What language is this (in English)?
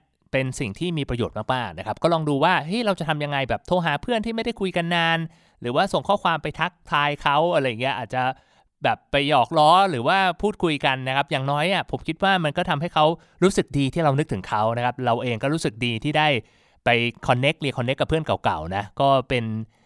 Thai